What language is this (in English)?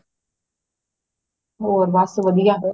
Punjabi